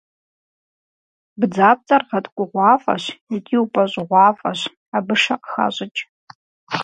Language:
Kabardian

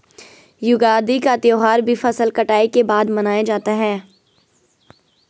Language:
Hindi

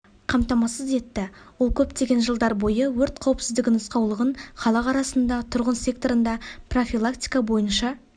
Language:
Kazakh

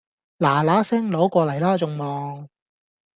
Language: Cantonese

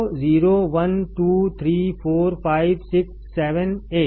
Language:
Hindi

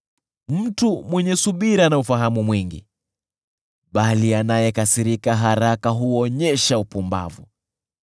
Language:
Swahili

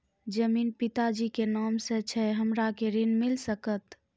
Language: Maithili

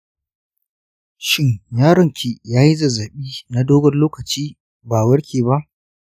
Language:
Hausa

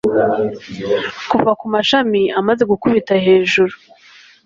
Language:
Kinyarwanda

